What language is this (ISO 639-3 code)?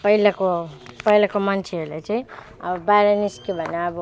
nep